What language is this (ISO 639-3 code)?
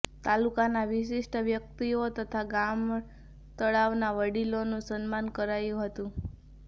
guj